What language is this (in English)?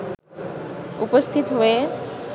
Bangla